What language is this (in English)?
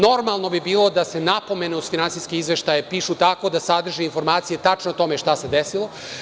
Serbian